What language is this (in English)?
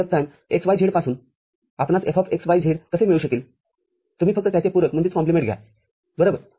Marathi